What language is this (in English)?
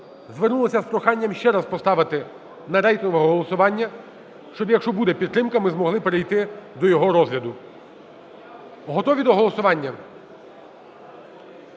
Ukrainian